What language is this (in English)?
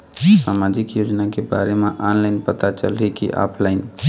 Chhattisgarhi